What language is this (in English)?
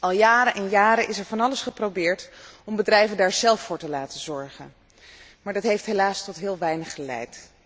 Dutch